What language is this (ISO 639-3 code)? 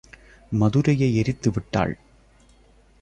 tam